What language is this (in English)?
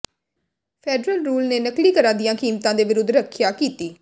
Punjabi